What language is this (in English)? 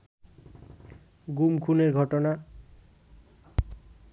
Bangla